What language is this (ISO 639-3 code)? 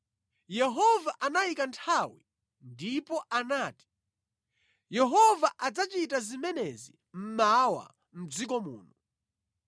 nya